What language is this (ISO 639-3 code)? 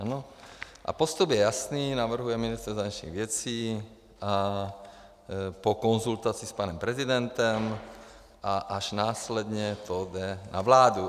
ces